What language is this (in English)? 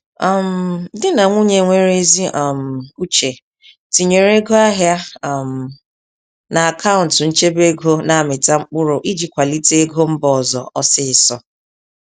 Igbo